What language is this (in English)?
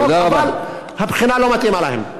Hebrew